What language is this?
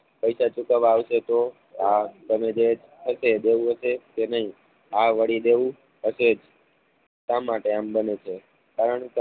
Gujarati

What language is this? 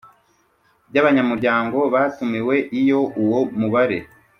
Kinyarwanda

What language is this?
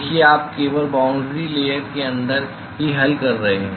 Hindi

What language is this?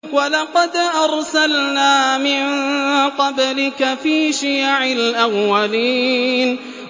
Arabic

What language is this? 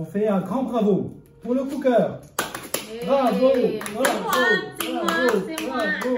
French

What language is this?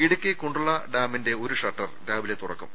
Malayalam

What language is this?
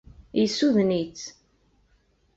Kabyle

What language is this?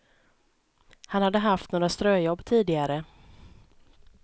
Swedish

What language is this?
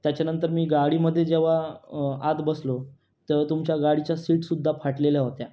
Marathi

